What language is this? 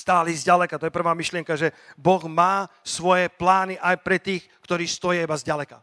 Slovak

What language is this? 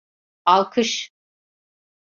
Turkish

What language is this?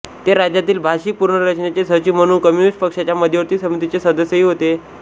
Marathi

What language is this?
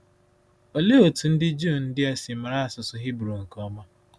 Igbo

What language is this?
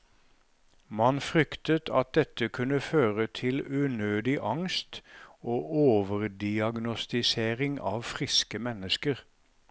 Norwegian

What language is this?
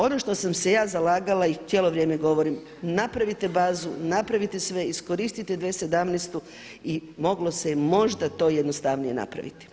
Croatian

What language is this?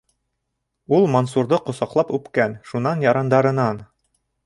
Bashkir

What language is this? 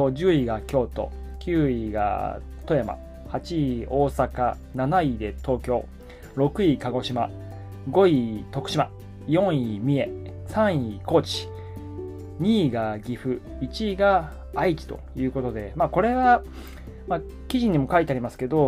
Japanese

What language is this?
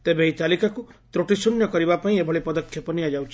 Odia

